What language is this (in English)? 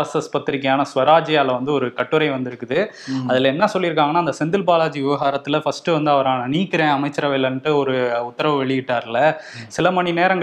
Tamil